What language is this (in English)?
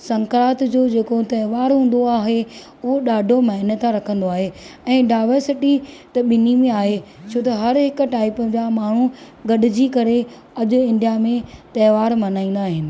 Sindhi